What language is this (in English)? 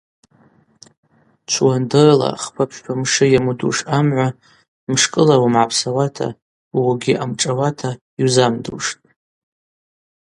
Abaza